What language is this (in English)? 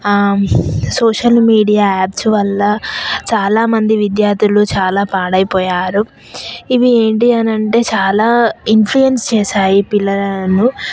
Telugu